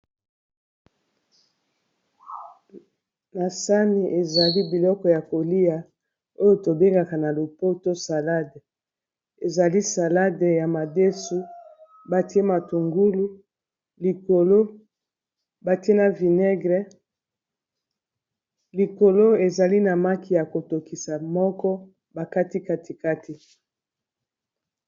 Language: Lingala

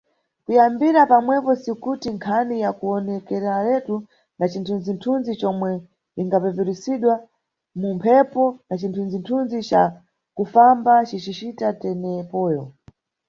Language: Nyungwe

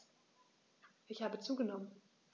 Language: German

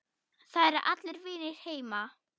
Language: Icelandic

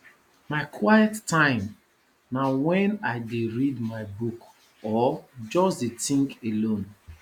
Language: Nigerian Pidgin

